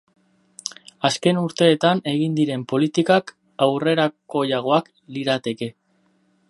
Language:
Basque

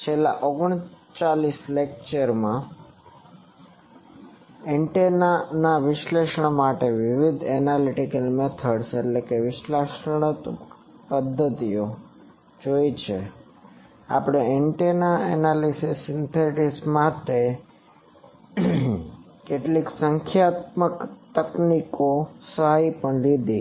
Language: Gujarati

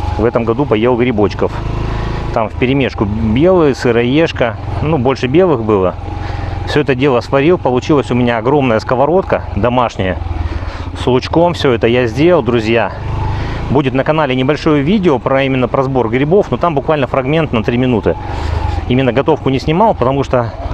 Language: Russian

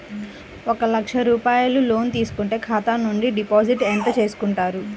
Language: Telugu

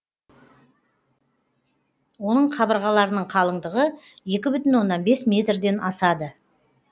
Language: Kazakh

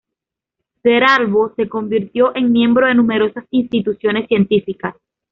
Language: Spanish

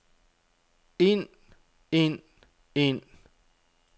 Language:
Danish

